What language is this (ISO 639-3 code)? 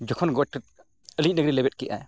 sat